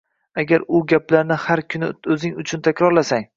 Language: Uzbek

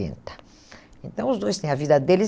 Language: Portuguese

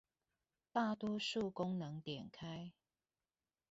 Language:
Chinese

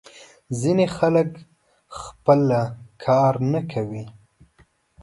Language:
Pashto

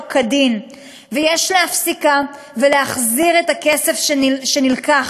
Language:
Hebrew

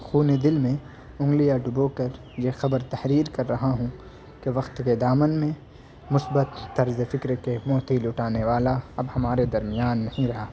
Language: Urdu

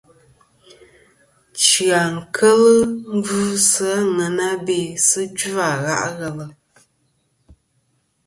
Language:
Kom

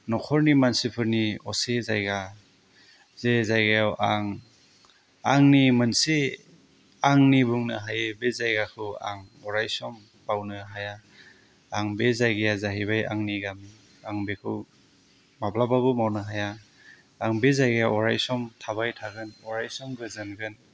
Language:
Bodo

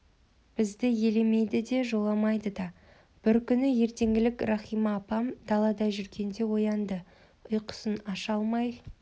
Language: Kazakh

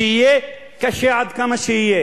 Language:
Hebrew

